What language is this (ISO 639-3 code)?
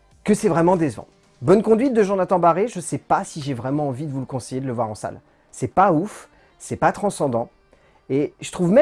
fra